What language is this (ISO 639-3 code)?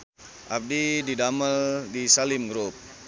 sun